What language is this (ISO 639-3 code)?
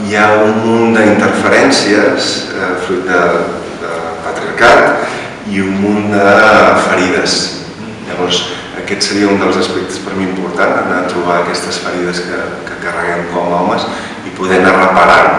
cat